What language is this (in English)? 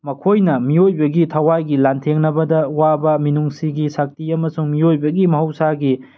Manipuri